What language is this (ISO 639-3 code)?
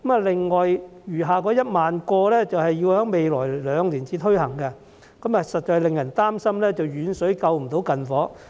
yue